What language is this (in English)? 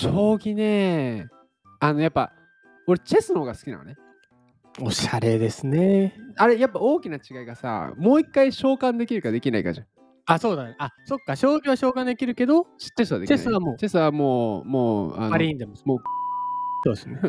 Japanese